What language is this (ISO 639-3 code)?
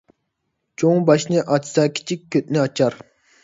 uig